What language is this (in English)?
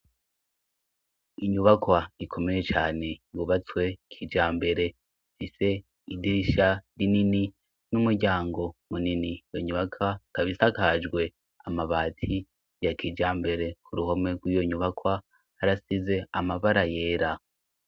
Rundi